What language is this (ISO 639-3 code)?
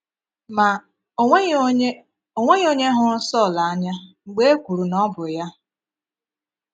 ibo